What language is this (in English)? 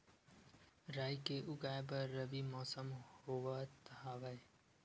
Chhattisgarhi